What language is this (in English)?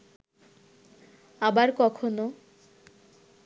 Bangla